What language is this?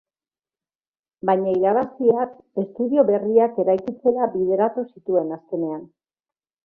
Basque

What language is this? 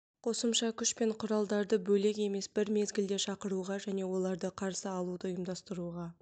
Kazakh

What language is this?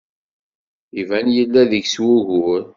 Kabyle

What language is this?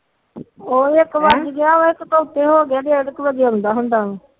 Punjabi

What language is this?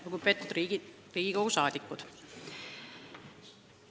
Estonian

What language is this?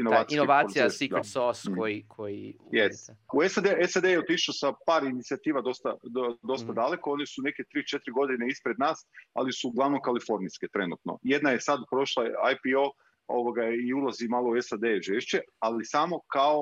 Croatian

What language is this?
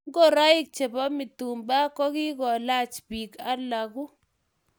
Kalenjin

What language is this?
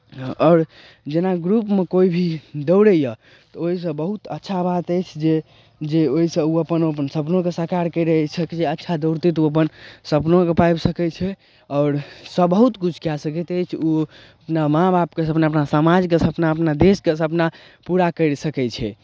Maithili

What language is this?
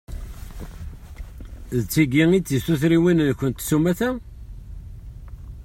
Kabyle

